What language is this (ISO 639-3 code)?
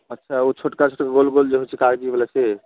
mai